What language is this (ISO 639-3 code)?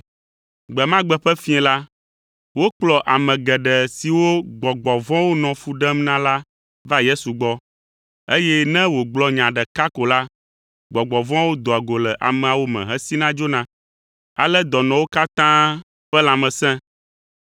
ewe